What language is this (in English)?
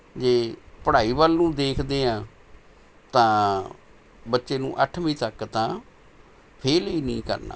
Punjabi